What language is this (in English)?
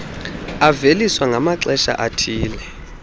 Xhosa